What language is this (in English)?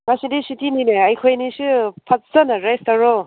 Manipuri